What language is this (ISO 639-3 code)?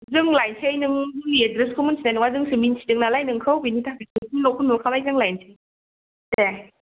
brx